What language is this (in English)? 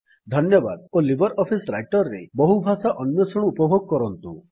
Odia